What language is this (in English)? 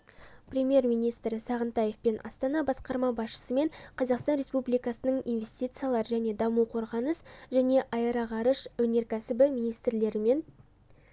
Kazakh